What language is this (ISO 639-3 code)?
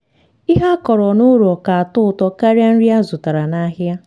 ibo